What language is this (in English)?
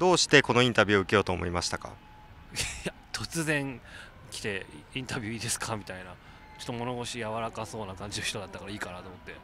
Japanese